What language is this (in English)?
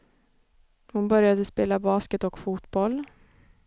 Swedish